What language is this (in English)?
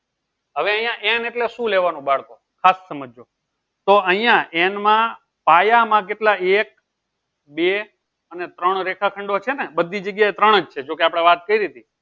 Gujarati